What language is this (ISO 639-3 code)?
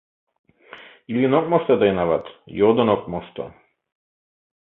chm